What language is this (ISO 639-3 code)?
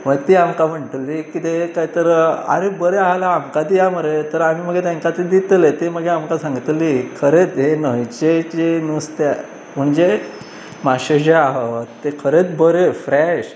kok